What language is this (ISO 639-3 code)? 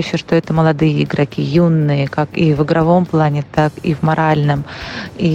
rus